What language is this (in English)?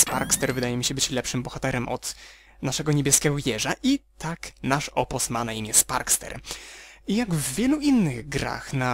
Polish